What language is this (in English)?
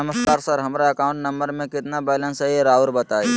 Magahi